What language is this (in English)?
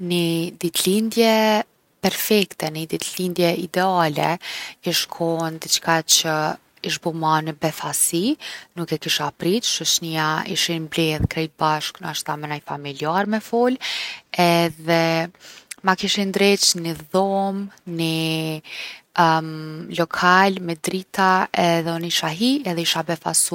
Gheg Albanian